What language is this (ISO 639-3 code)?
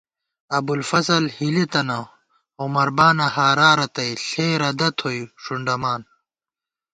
gwt